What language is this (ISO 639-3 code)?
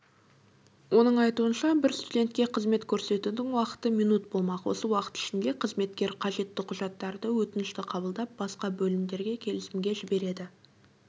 kaz